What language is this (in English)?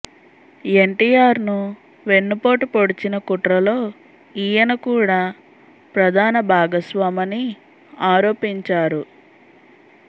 Telugu